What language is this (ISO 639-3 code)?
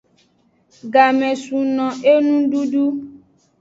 ajg